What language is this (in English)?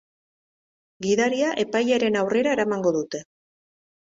Basque